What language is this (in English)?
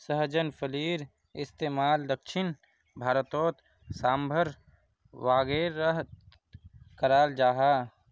Magahi